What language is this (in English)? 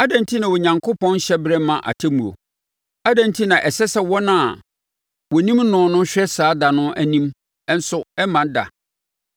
Akan